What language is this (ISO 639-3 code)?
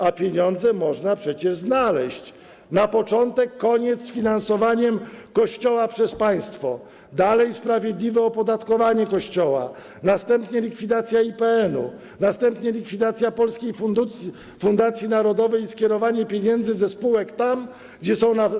pol